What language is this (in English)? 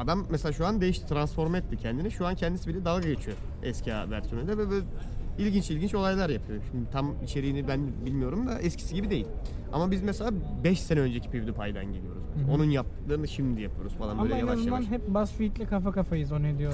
Turkish